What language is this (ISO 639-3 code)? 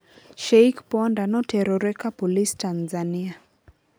luo